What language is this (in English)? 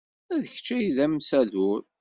Kabyle